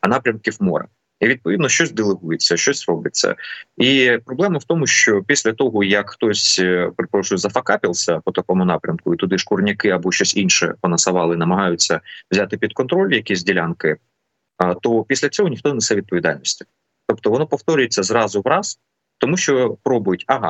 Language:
Ukrainian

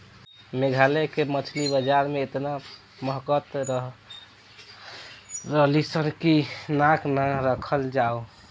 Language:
Bhojpuri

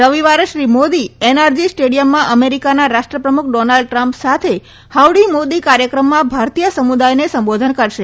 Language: Gujarati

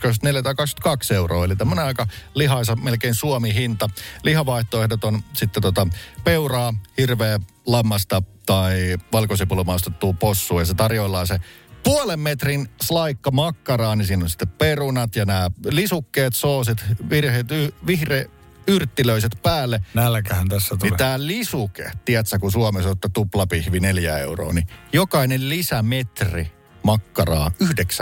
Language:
Finnish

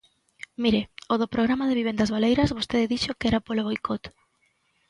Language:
Galician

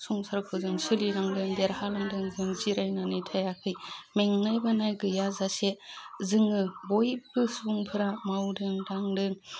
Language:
Bodo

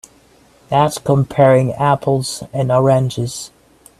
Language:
English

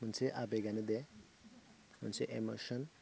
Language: Bodo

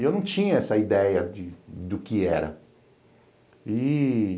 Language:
Portuguese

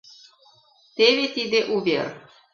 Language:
Mari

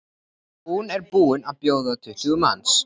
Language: Icelandic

